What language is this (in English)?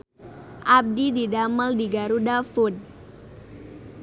Sundanese